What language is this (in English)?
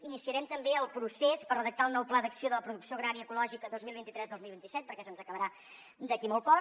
Catalan